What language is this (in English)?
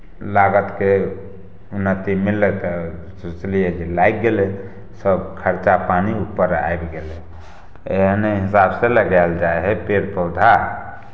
Maithili